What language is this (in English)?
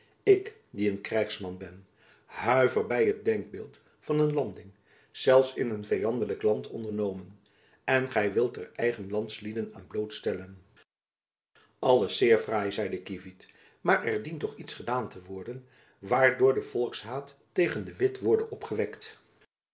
Dutch